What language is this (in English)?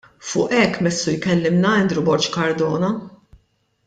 Maltese